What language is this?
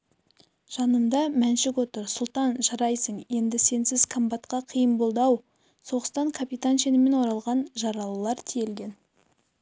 Kazakh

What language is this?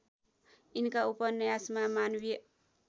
Nepali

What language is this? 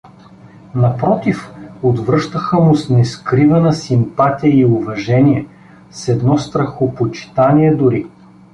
Bulgarian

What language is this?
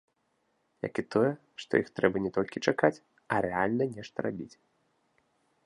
Belarusian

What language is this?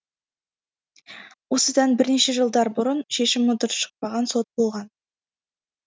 Kazakh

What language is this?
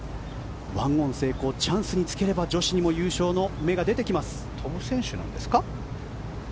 Japanese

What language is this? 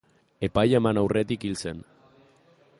Basque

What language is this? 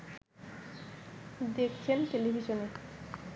Bangla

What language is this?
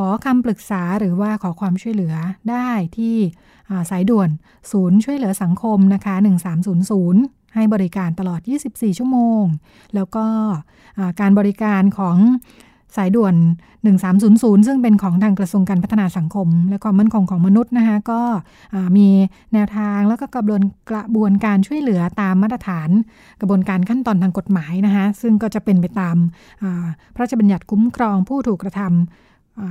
Thai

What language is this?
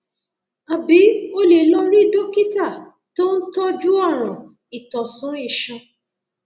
Yoruba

